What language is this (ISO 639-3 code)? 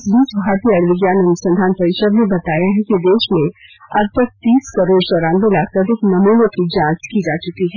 hin